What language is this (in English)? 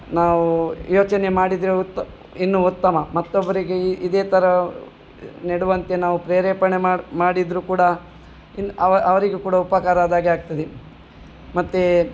Kannada